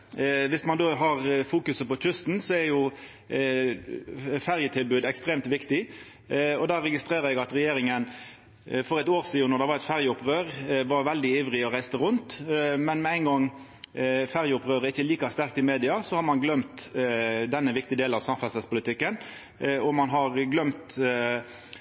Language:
Norwegian Nynorsk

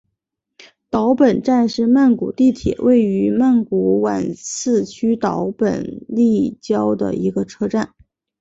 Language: Chinese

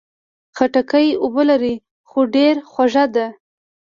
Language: Pashto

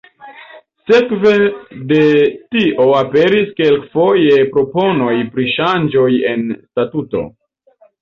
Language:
Esperanto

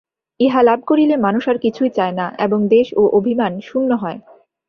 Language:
Bangla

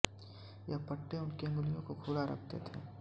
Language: Hindi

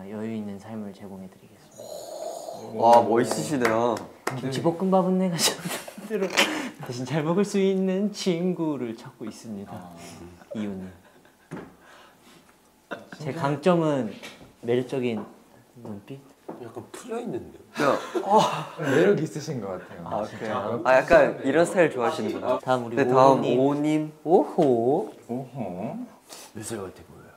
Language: Korean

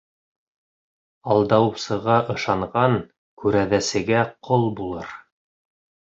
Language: Bashkir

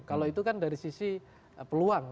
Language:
Indonesian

